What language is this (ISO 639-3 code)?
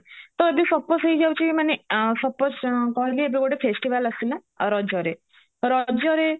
ori